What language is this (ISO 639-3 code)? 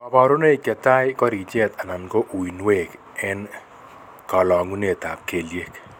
kln